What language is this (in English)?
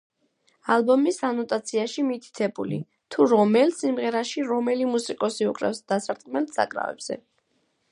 Georgian